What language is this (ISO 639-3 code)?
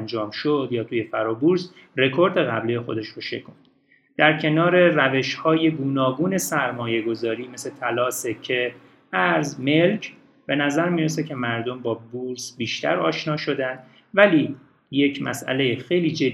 fas